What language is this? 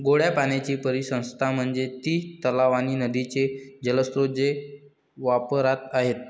Marathi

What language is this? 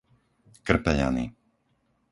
Slovak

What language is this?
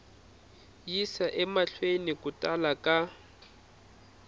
Tsonga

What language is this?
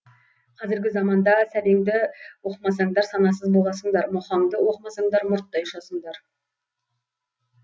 Kazakh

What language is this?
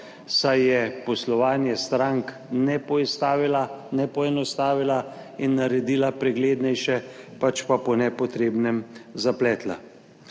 Slovenian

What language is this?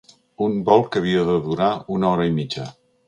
Catalan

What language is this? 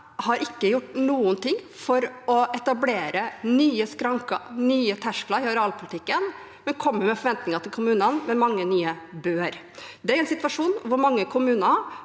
Norwegian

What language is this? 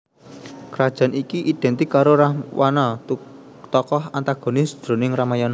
Javanese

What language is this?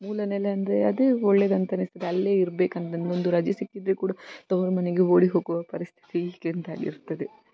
Kannada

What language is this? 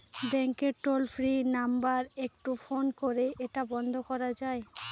Bangla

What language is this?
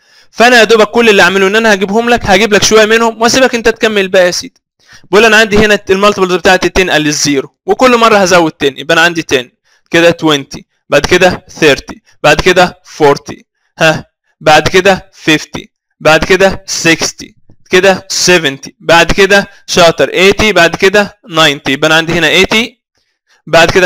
Arabic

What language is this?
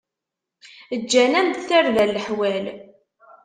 Kabyle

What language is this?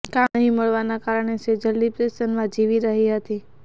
Gujarati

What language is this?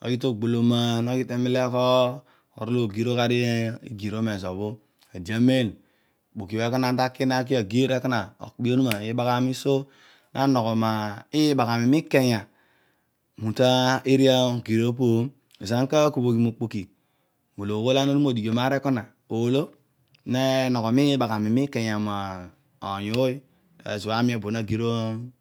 Odual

